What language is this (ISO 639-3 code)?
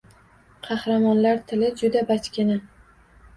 uzb